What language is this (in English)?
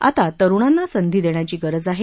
Marathi